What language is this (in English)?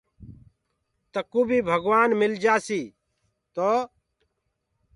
Gurgula